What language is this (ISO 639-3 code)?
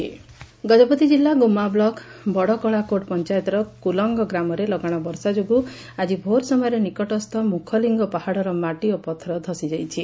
ori